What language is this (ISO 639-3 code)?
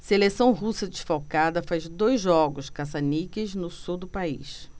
por